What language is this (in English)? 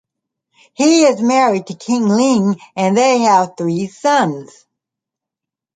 English